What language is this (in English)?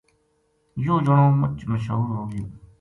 Gujari